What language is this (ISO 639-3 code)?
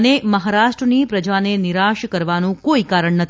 guj